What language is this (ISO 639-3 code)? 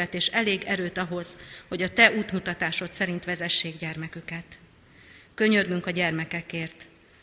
hun